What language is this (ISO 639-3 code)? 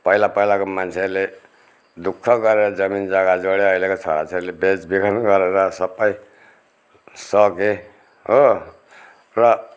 nep